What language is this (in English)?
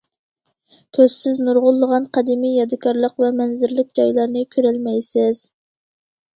Uyghur